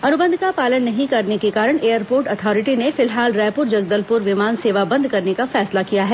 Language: Hindi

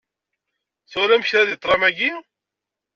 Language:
Kabyle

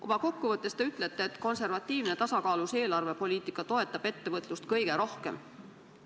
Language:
Estonian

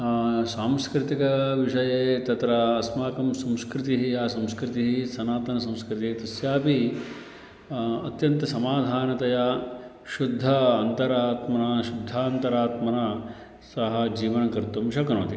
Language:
Sanskrit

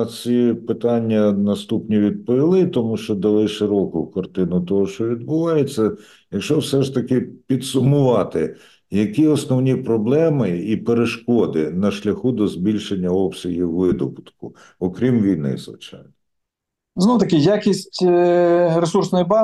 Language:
Ukrainian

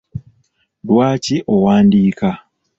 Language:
Ganda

